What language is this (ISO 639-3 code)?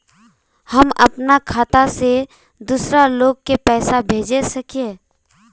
mag